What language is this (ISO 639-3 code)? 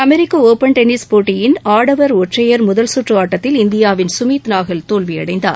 tam